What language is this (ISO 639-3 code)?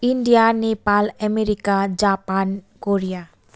nep